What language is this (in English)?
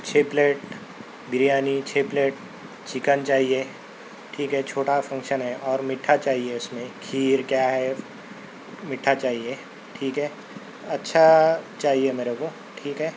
Urdu